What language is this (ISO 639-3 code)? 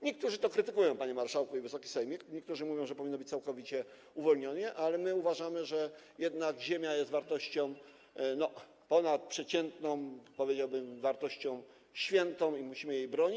pol